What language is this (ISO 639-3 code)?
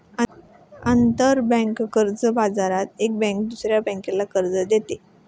mar